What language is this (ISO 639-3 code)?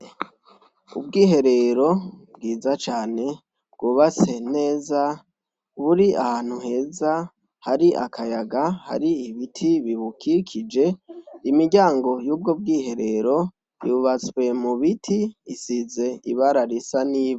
run